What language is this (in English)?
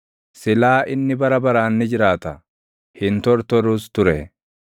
Oromo